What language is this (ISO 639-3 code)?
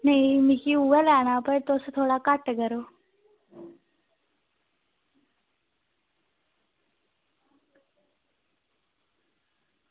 doi